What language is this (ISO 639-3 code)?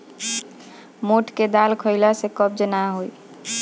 bho